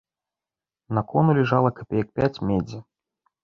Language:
Belarusian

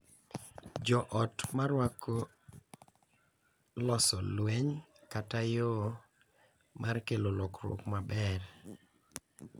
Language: Luo (Kenya and Tanzania)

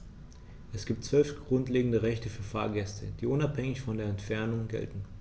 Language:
German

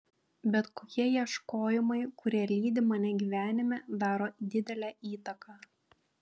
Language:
Lithuanian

